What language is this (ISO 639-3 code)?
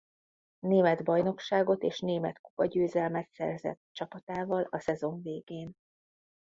hun